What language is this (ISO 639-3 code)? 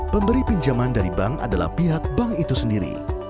ind